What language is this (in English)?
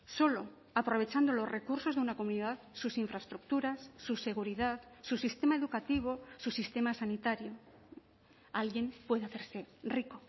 Spanish